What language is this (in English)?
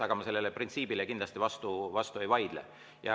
Estonian